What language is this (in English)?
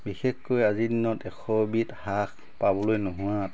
Assamese